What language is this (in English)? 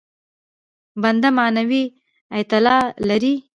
Pashto